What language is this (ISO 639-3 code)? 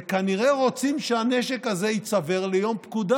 heb